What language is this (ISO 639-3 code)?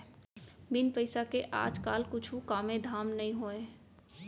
hne